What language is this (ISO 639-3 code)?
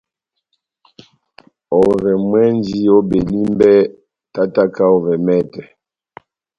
bnm